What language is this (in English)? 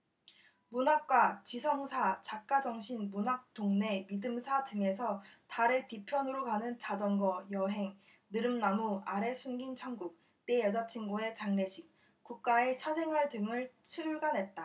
Korean